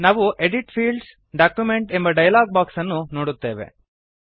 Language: Kannada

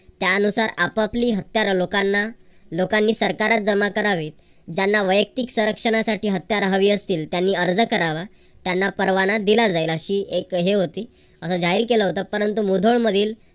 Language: Marathi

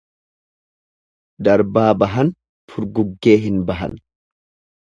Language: Oromo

